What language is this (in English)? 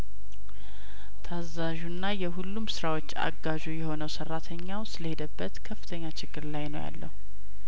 Amharic